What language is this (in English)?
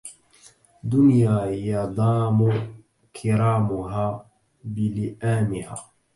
Arabic